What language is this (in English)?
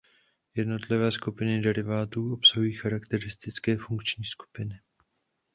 Czech